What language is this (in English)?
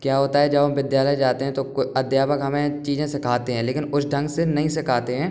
Hindi